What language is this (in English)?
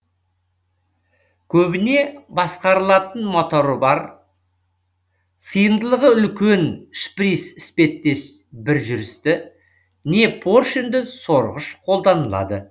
Kazakh